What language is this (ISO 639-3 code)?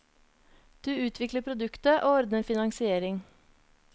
nor